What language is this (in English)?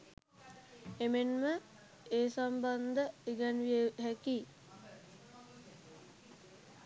Sinhala